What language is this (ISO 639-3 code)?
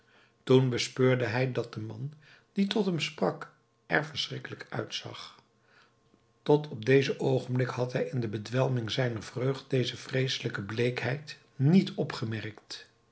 nld